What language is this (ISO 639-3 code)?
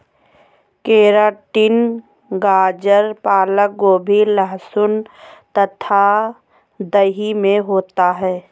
hin